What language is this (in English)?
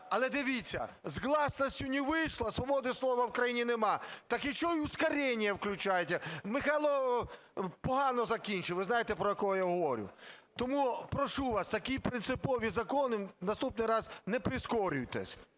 Ukrainian